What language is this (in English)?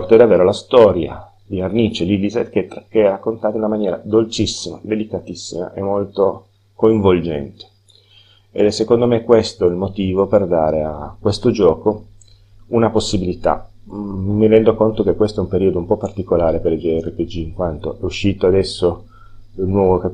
Italian